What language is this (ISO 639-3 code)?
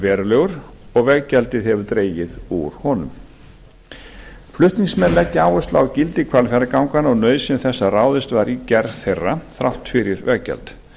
isl